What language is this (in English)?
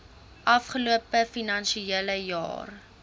Afrikaans